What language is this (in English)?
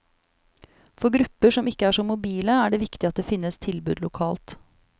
Norwegian